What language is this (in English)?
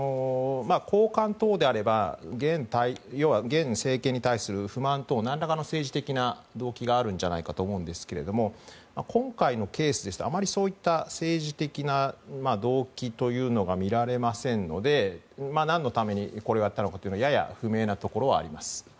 Japanese